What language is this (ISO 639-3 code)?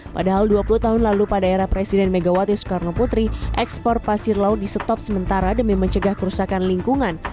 ind